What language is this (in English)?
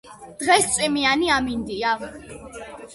Georgian